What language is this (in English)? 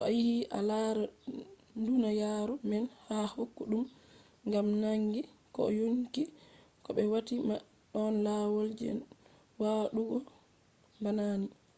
Fula